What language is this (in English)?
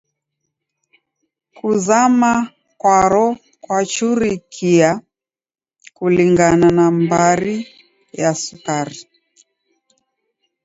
Taita